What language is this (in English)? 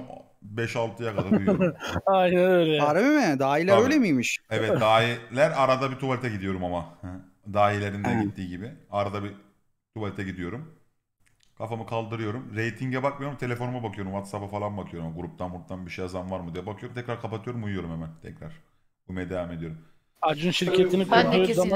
Turkish